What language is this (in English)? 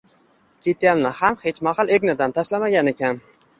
Uzbek